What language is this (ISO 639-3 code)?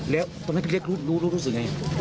tha